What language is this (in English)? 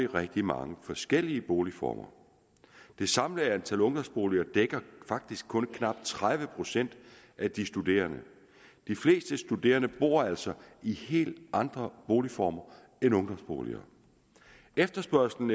Danish